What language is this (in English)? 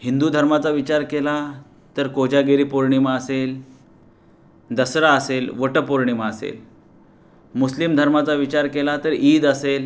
Marathi